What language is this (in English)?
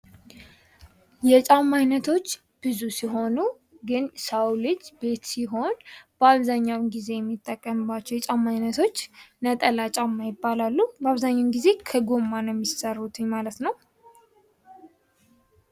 Amharic